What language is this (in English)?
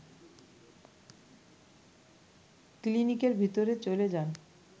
Bangla